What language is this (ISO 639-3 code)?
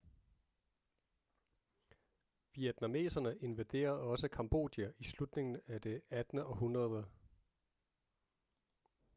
dan